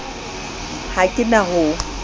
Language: Southern Sotho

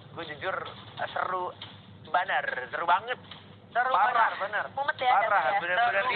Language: Indonesian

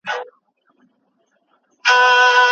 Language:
Pashto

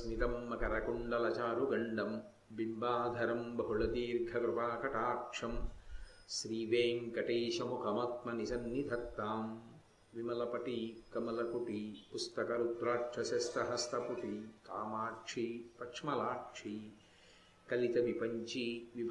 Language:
Telugu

